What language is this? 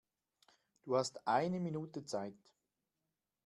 German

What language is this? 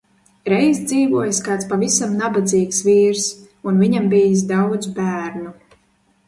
Latvian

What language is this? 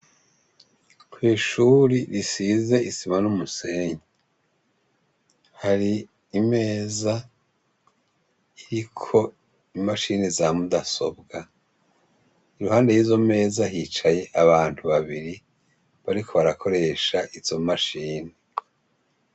Rundi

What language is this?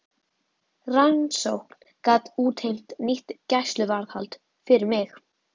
Icelandic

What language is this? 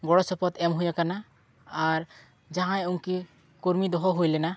Santali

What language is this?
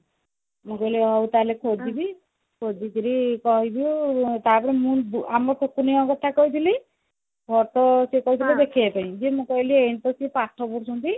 Odia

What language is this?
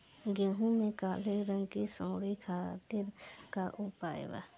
Bhojpuri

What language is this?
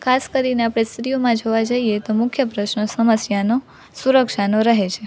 Gujarati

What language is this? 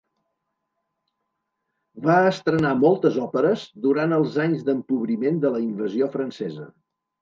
Catalan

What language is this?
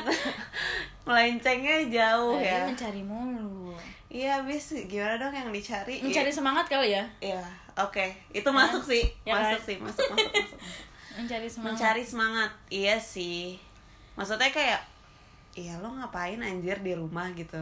Indonesian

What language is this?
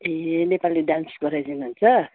Nepali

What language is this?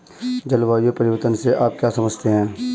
Hindi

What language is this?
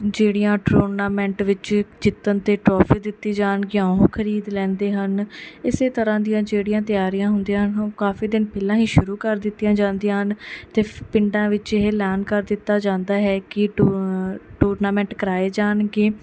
Punjabi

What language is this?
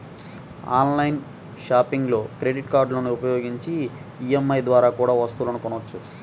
Telugu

